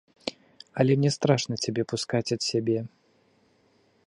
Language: Belarusian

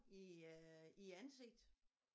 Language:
Danish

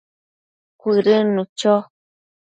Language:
Matsés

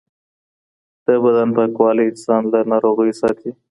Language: Pashto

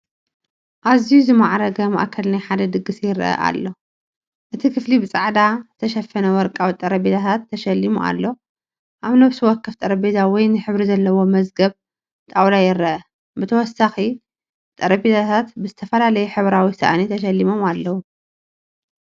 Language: Tigrinya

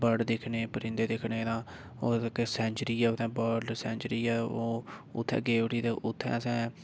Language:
Dogri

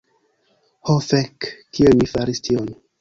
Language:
Esperanto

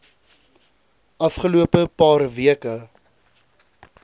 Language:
Afrikaans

